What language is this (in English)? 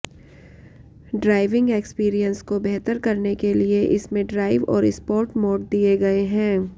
Hindi